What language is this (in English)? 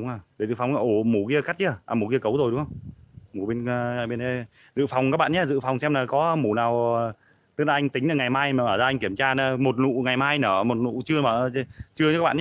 Vietnamese